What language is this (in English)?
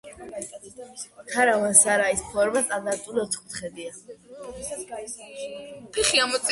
Georgian